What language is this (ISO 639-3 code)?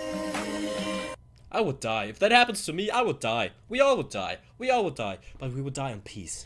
eng